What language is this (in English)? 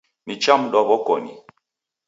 Taita